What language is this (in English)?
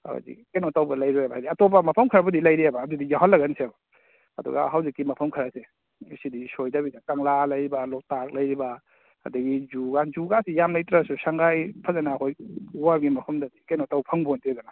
Manipuri